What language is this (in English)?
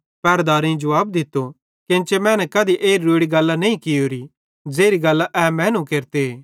Bhadrawahi